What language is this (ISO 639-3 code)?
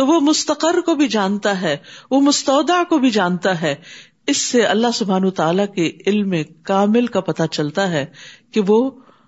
urd